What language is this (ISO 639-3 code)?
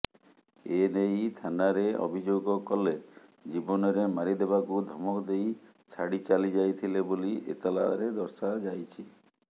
ori